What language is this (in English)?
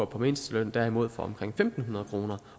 Danish